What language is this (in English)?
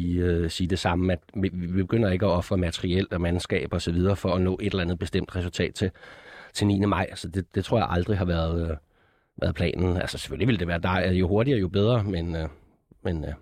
Danish